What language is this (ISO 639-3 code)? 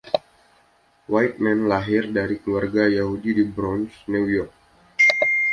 ind